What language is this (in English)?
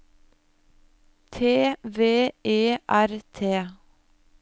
Norwegian